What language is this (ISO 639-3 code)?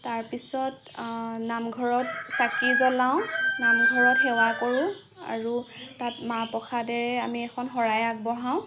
asm